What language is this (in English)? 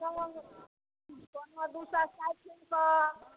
Maithili